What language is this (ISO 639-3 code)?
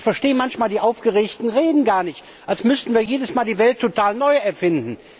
deu